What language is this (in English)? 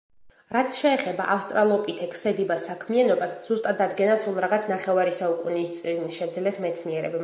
Georgian